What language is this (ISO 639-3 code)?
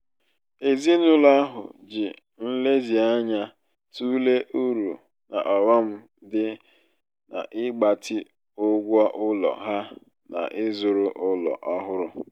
ibo